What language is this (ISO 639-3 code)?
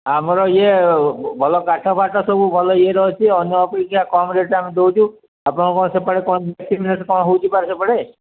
ori